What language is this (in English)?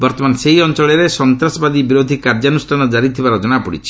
Odia